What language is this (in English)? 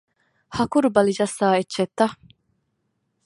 Divehi